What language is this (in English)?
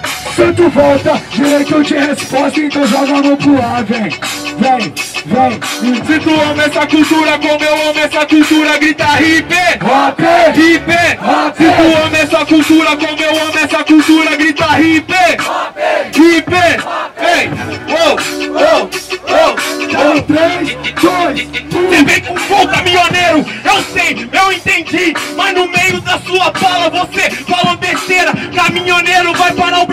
Portuguese